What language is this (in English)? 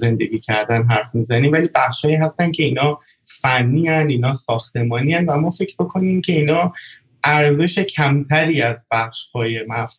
Persian